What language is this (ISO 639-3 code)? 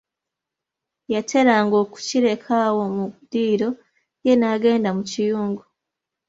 lug